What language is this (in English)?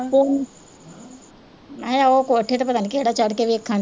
Punjabi